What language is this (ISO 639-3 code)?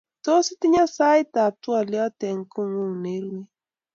kln